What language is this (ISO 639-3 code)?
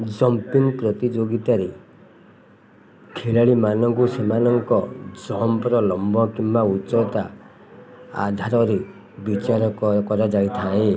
ori